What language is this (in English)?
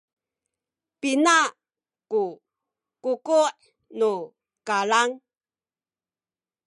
Sakizaya